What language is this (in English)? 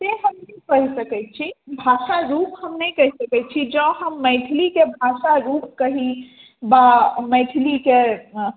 Maithili